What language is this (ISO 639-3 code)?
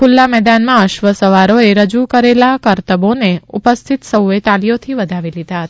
guj